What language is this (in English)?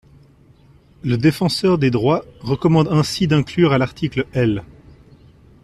French